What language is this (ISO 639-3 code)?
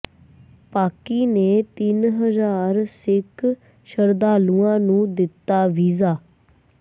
pan